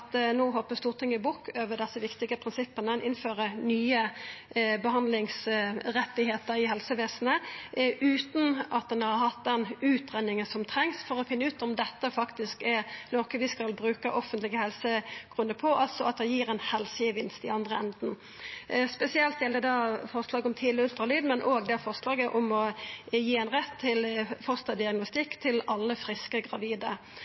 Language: Norwegian Nynorsk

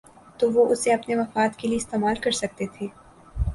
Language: Urdu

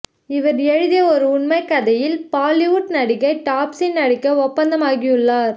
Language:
Tamil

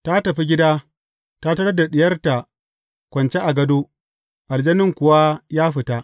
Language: Hausa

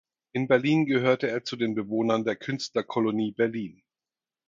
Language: German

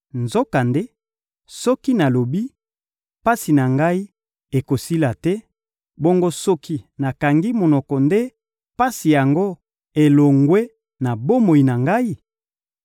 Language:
Lingala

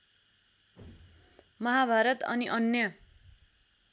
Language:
Nepali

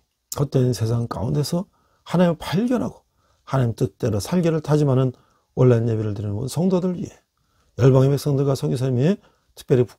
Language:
Korean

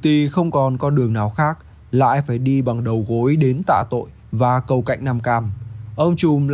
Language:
Vietnamese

